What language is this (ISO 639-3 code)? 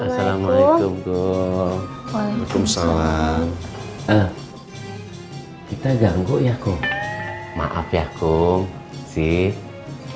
ind